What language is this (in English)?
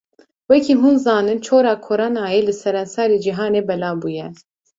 Kurdish